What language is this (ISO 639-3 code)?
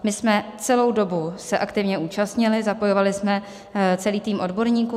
ces